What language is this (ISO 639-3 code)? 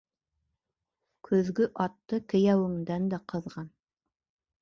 bak